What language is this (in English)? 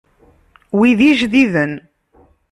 Kabyle